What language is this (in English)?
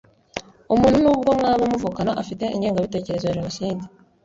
Kinyarwanda